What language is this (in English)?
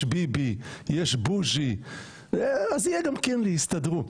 Hebrew